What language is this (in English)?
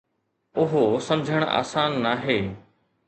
Sindhi